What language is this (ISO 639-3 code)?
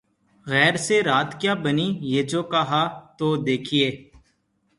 urd